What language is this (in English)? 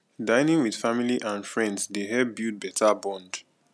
Nigerian Pidgin